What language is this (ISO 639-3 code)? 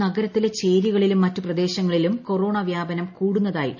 mal